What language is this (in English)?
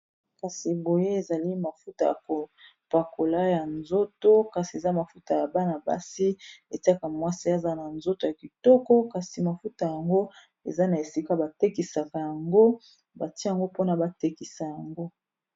Lingala